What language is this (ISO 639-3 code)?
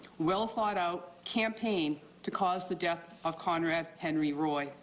eng